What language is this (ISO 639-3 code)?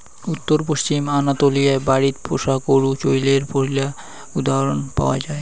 ben